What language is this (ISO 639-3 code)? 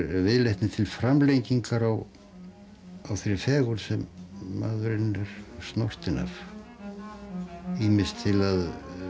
isl